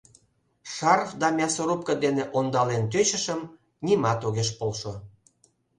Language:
Mari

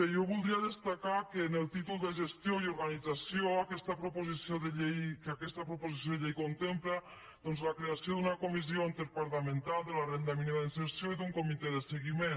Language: Catalan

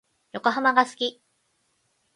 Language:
Japanese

